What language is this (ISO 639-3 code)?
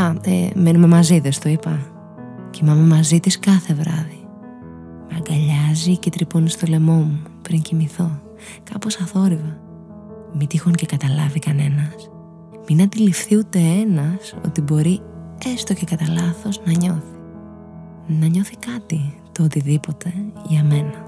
ell